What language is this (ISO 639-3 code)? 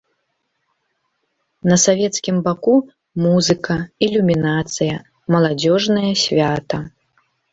bel